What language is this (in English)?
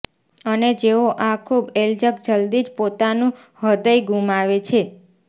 Gujarati